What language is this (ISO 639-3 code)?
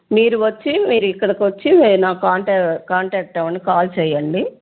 tel